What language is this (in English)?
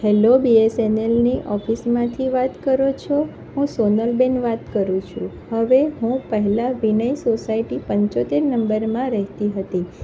Gujarati